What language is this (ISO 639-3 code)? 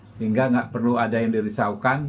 ind